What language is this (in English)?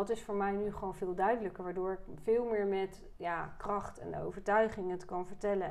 Dutch